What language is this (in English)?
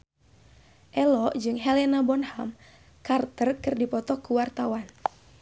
Sundanese